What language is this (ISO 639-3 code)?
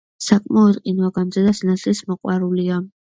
kat